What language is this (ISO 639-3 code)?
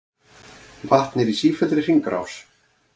isl